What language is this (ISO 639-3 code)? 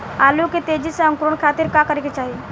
bho